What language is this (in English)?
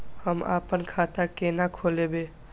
Maithili